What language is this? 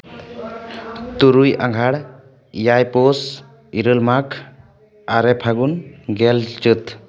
Santali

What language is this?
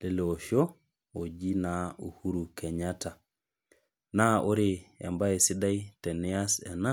Masai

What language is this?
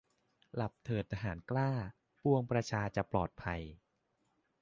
Thai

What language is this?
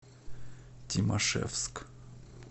Russian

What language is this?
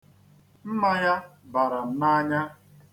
Igbo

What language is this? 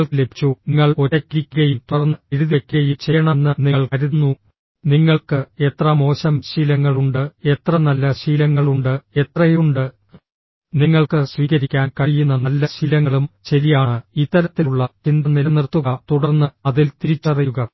Malayalam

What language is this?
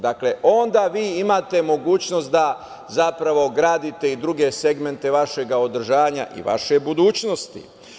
Serbian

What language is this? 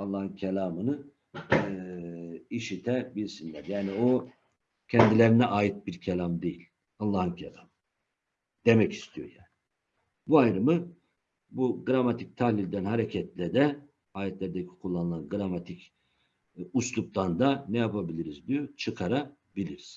Turkish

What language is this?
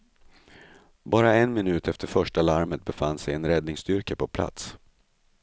Swedish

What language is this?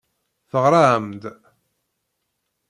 Kabyle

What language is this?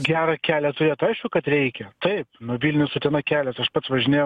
Lithuanian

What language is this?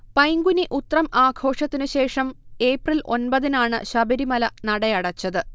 Malayalam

